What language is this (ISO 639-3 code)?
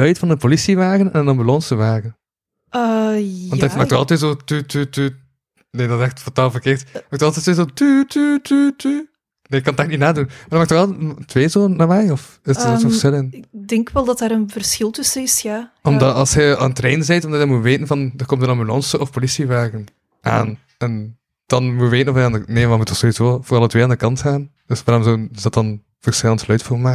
nld